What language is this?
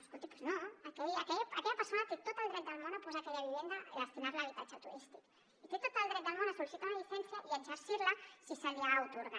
Catalan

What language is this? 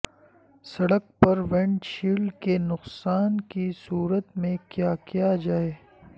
Urdu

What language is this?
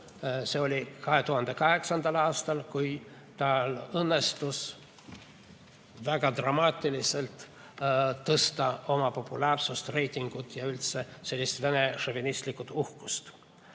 Estonian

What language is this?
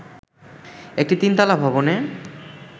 Bangla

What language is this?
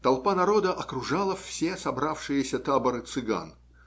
Russian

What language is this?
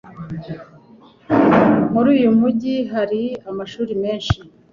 Kinyarwanda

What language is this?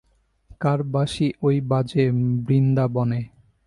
Bangla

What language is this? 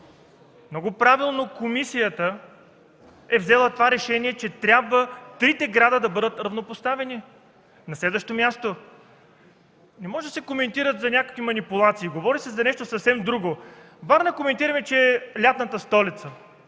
Bulgarian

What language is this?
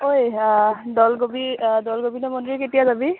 Assamese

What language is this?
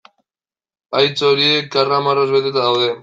Basque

